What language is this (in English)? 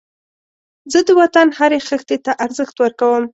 Pashto